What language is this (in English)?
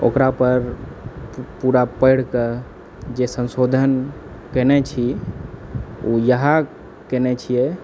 Maithili